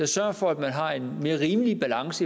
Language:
Danish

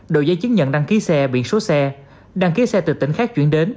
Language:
Vietnamese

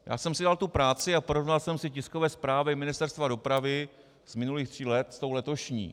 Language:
Czech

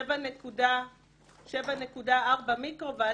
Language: Hebrew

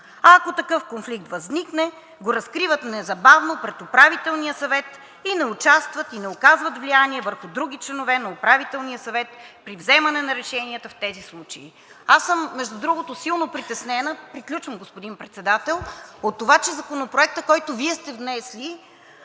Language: Bulgarian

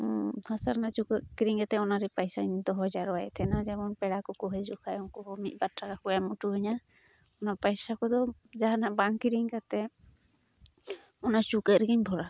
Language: Santali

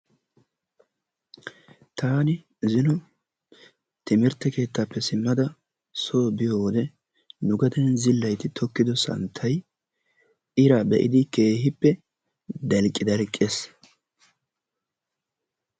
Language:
Wolaytta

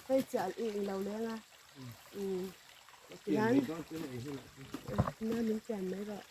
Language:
Thai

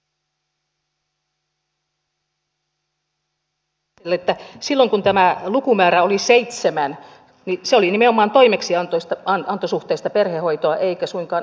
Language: Finnish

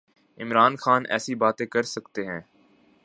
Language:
Urdu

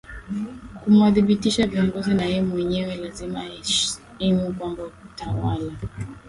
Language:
Swahili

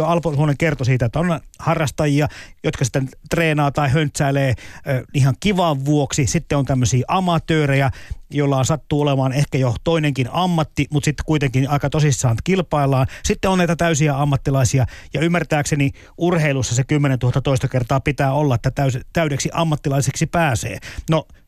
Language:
Finnish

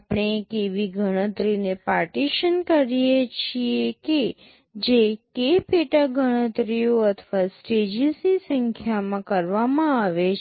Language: Gujarati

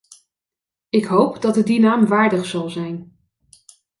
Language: Dutch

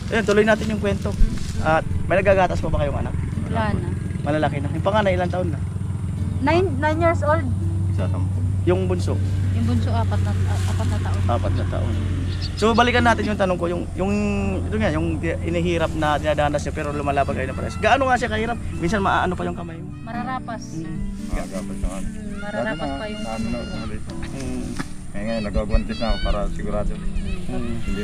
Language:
Filipino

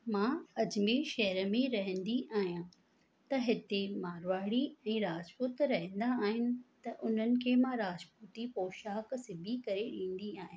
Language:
Sindhi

